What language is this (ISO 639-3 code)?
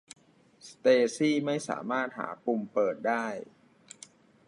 tha